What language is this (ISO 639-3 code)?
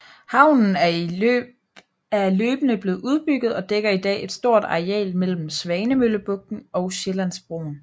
dan